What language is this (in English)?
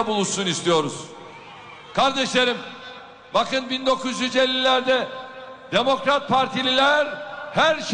Turkish